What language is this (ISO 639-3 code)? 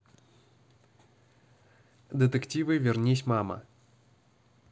rus